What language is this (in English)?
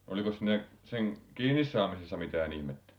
Finnish